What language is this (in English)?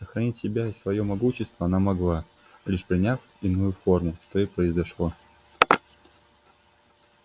Russian